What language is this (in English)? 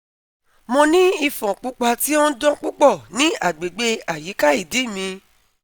Yoruba